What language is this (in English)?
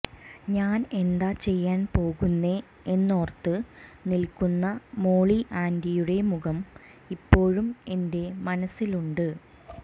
Malayalam